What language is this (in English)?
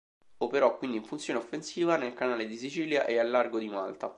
Italian